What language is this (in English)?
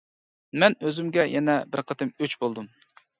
Uyghur